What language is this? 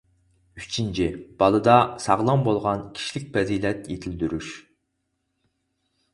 Uyghur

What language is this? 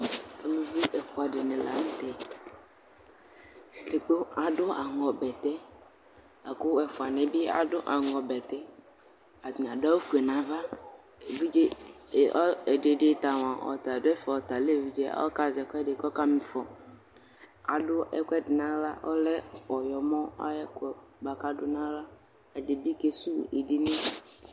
Ikposo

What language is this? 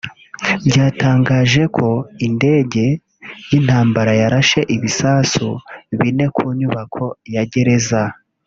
Kinyarwanda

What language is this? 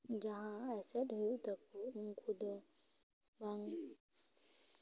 Santali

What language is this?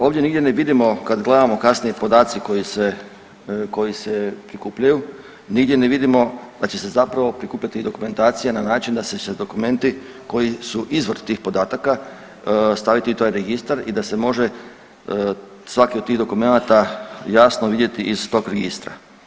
Croatian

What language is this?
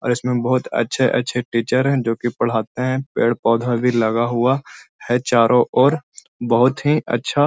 Magahi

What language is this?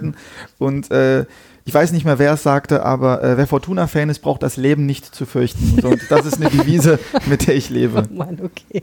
German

